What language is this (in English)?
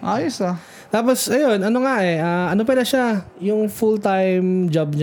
Filipino